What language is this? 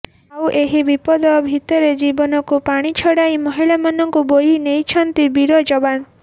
Odia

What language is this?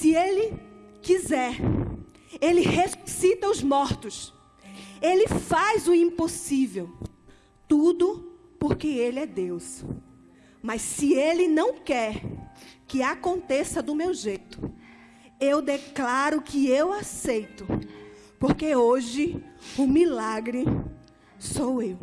Portuguese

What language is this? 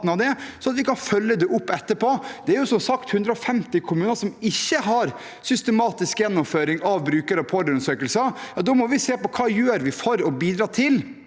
Norwegian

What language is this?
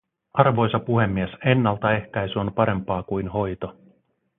Finnish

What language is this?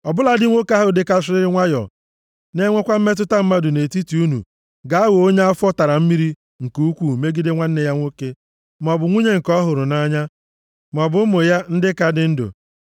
Igbo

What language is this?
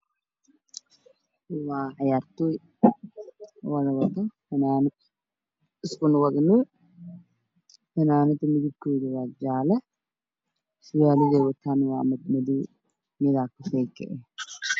Somali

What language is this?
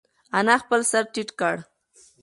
Pashto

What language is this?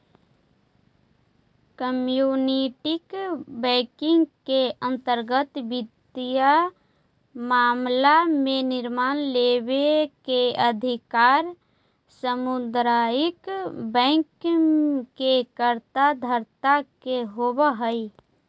Magahi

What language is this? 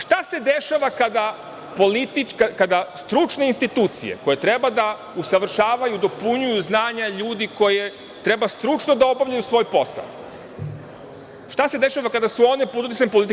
Serbian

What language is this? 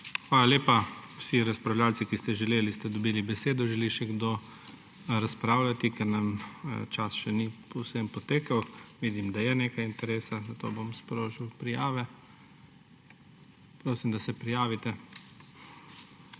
Slovenian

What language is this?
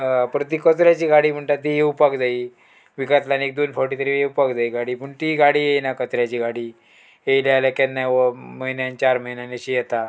Konkani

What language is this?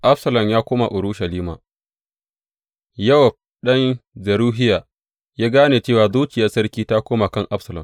Hausa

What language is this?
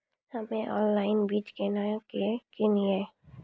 Maithili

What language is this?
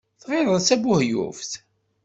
Kabyle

